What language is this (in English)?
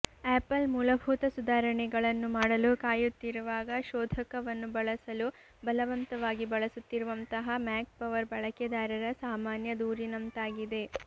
Kannada